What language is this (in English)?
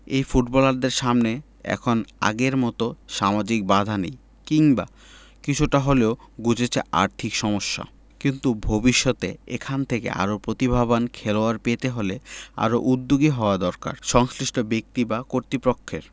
Bangla